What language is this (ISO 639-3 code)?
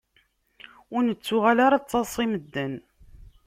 kab